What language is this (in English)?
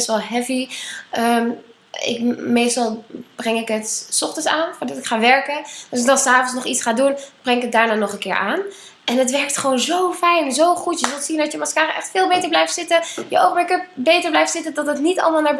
Dutch